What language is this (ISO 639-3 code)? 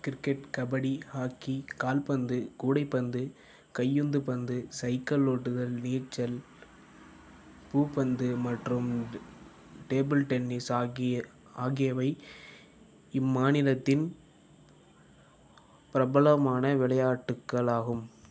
tam